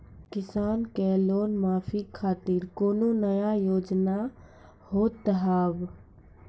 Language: Maithili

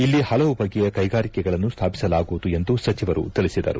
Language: Kannada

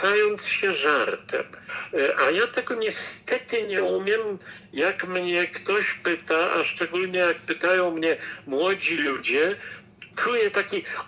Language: Polish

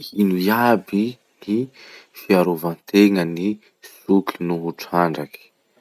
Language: Masikoro Malagasy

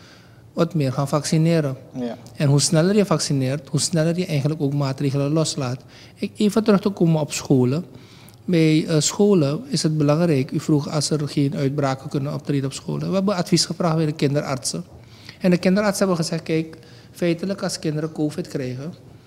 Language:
Dutch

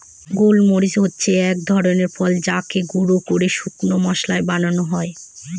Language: Bangla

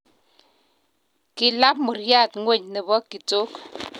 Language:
Kalenjin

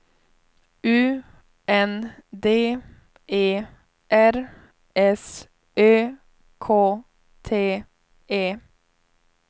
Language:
Swedish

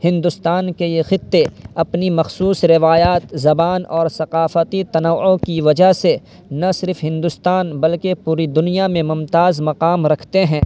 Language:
Urdu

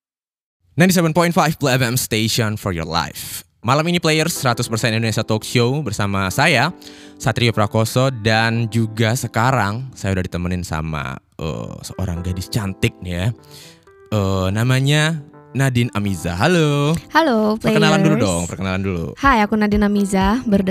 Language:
Indonesian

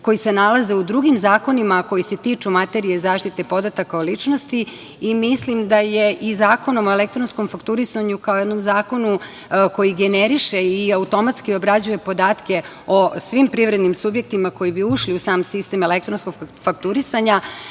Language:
Serbian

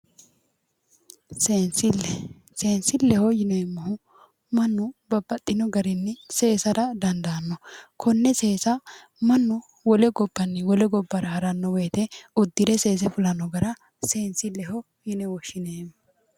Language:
Sidamo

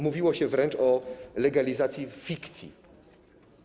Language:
Polish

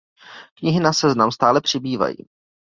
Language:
Czech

